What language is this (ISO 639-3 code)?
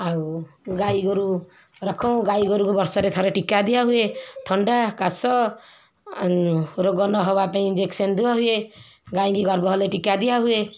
ori